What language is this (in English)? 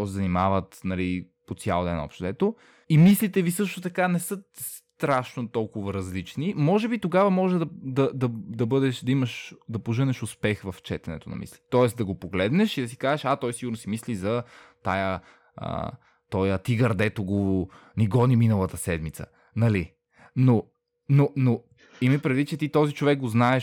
Bulgarian